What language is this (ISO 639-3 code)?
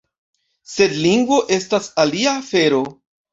epo